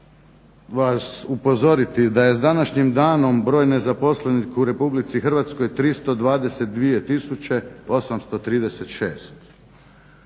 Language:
Croatian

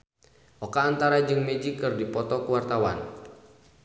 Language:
Sundanese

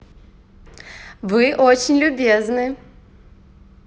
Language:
Russian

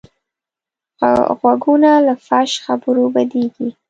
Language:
Pashto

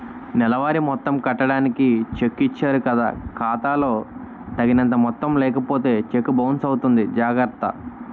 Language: Telugu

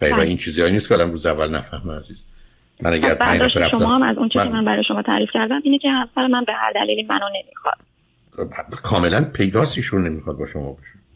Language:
Persian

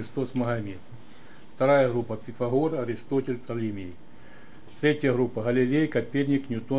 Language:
Russian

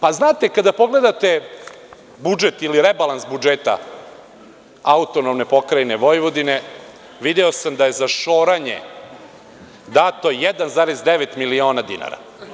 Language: Serbian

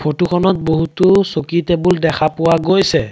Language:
Assamese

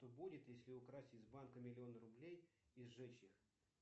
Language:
Russian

